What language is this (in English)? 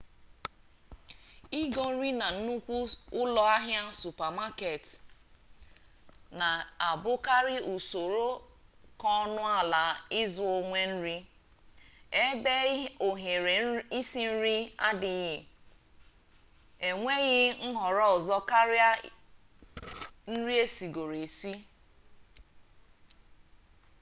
Igbo